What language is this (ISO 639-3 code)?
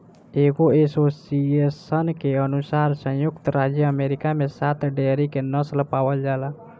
bho